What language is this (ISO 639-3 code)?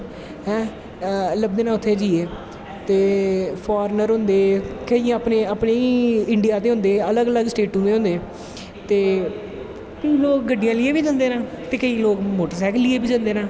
doi